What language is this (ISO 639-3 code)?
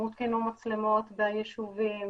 heb